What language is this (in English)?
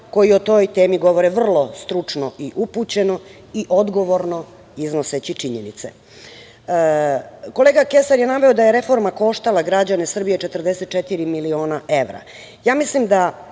Serbian